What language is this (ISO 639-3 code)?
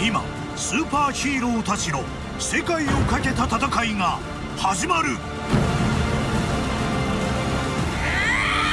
jpn